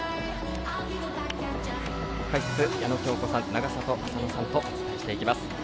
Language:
Japanese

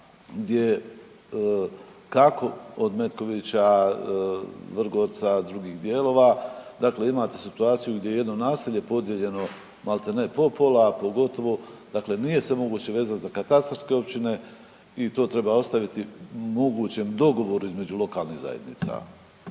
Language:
Croatian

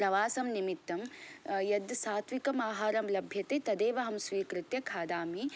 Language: Sanskrit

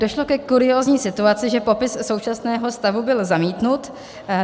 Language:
Czech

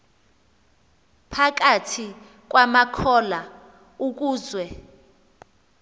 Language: Xhosa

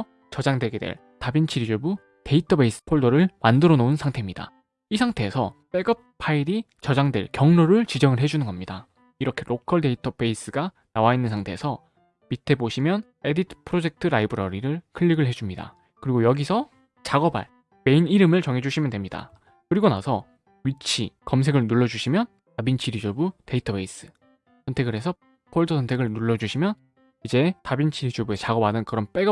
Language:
Korean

